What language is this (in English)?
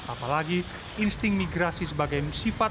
Indonesian